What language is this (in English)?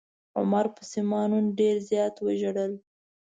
Pashto